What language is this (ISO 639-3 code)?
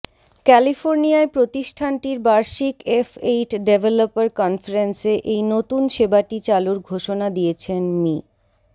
ben